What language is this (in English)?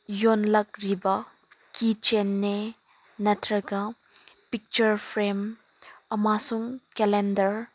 Manipuri